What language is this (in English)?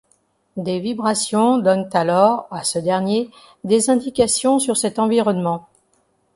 French